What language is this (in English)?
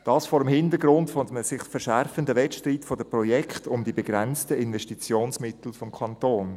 Swiss German